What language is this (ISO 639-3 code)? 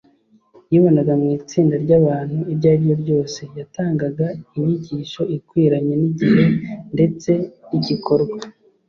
kin